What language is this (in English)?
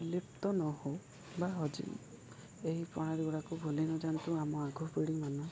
Odia